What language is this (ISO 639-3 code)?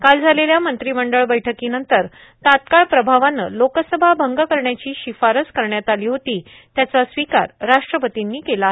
mar